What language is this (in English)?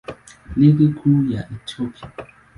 Swahili